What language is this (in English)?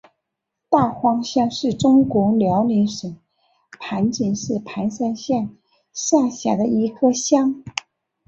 Chinese